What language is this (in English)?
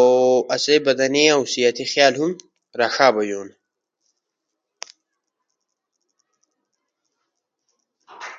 Ushojo